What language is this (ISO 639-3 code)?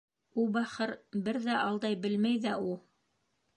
bak